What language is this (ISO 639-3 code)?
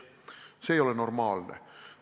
est